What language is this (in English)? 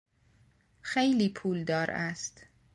Persian